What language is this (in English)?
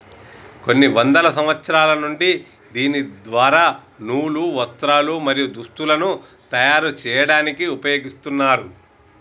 Telugu